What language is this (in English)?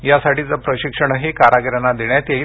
Marathi